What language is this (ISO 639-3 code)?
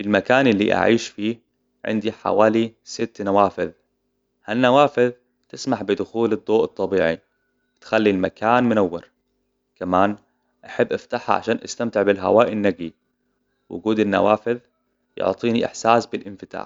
acw